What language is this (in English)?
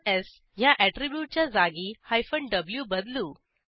Marathi